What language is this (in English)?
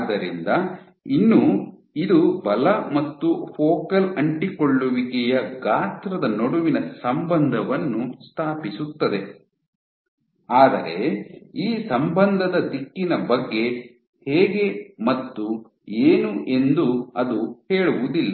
Kannada